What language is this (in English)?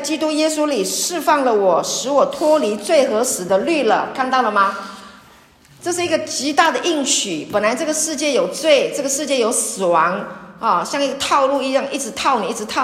Chinese